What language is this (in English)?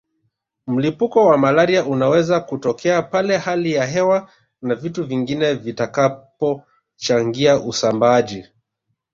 Swahili